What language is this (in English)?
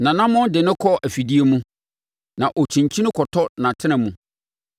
Akan